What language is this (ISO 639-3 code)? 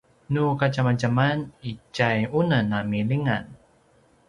pwn